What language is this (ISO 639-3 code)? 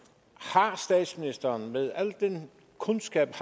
dan